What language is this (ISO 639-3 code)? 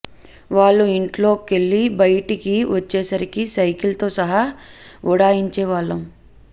tel